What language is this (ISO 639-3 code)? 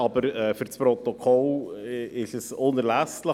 gsw